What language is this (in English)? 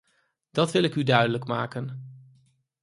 Dutch